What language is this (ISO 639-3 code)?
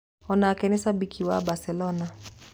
kik